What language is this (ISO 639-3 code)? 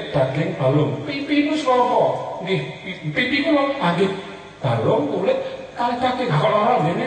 ell